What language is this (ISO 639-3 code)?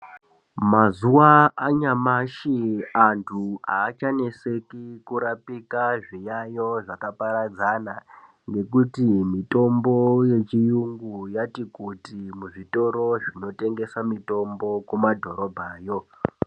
ndc